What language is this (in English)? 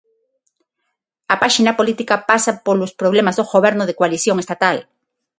Galician